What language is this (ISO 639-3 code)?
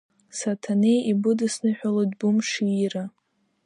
abk